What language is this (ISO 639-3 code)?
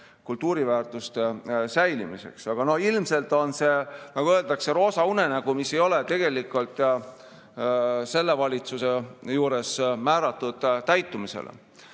est